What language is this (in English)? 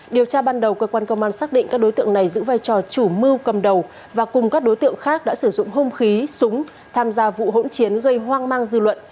Vietnamese